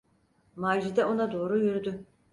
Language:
Turkish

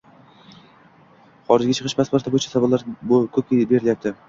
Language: Uzbek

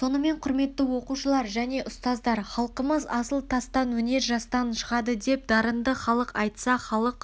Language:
Kazakh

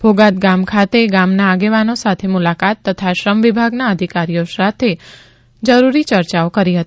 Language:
Gujarati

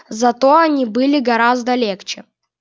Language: Russian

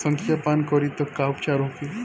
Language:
Bhojpuri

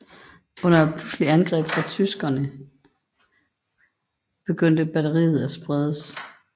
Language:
Danish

